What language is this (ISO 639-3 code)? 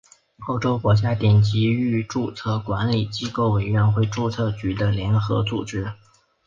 zho